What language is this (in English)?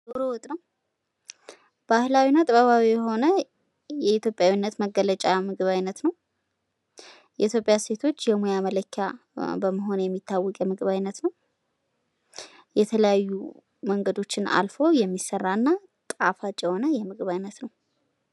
Amharic